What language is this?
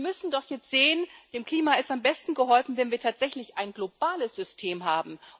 German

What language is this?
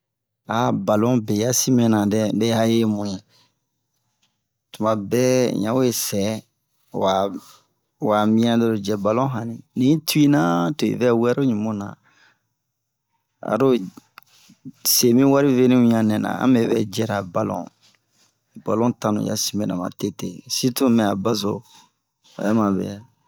Bomu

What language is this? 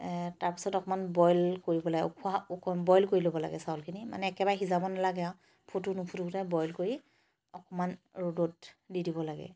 Assamese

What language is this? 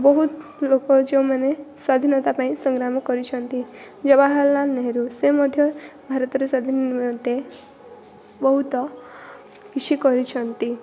Odia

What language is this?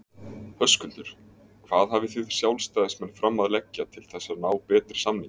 Icelandic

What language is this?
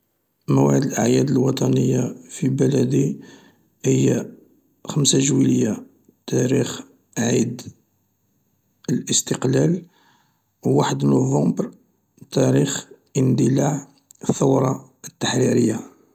Algerian Arabic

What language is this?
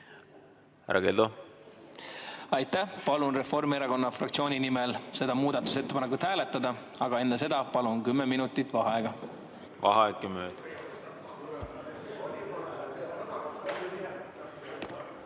Estonian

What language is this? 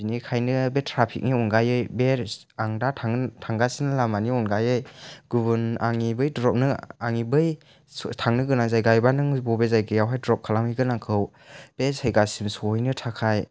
Bodo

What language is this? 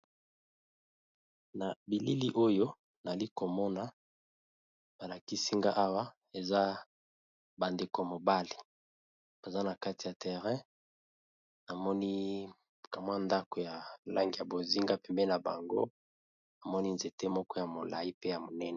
Lingala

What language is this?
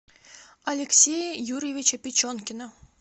Russian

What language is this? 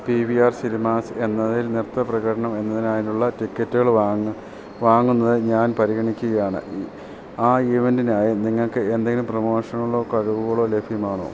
Malayalam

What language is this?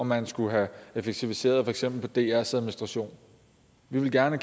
Danish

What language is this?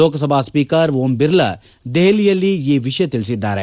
Kannada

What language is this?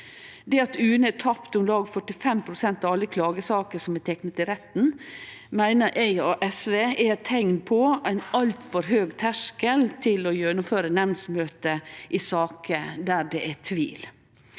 Norwegian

